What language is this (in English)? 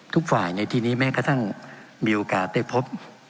Thai